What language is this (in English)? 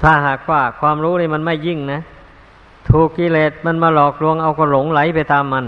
Thai